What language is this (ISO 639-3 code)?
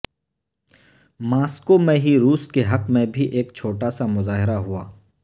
urd